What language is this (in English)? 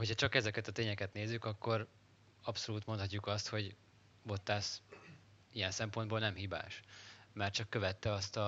Hungarian